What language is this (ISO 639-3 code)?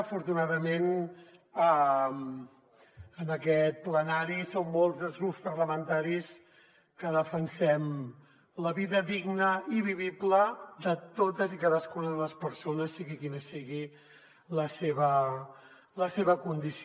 cat